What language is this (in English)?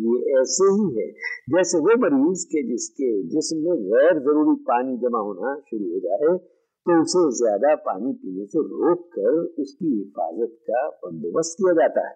Urdu